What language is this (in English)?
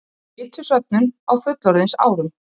Icelandic